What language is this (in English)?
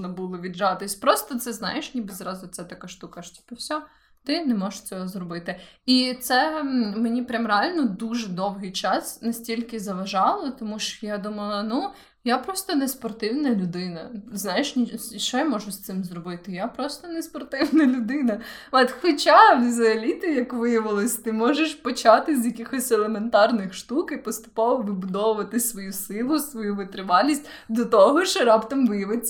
Ukrainian